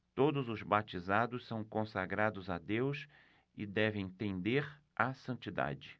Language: Portuguese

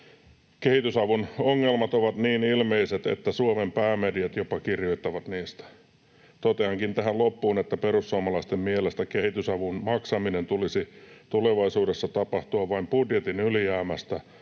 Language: Finnish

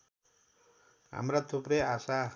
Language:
Nepali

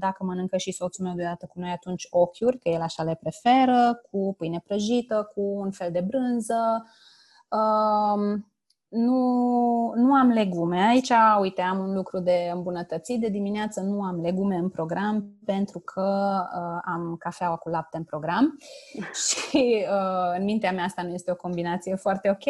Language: Romanian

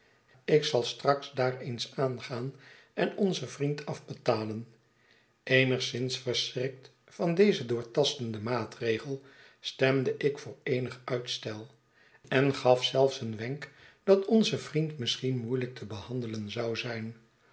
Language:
Dutch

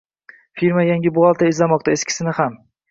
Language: Uzbek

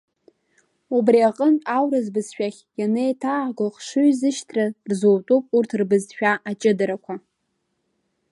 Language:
Abkhazian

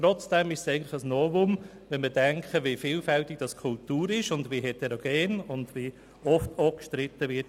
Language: Swiss German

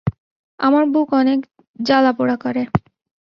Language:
Bangla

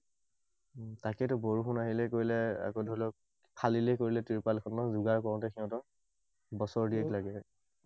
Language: Assamese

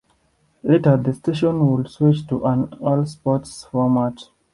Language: English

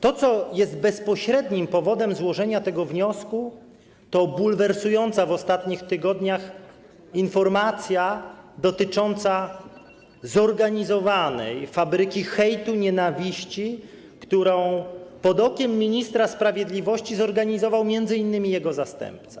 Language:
Polish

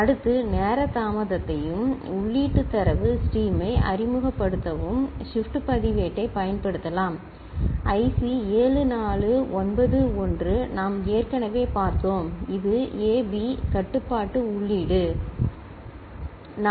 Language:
Tamil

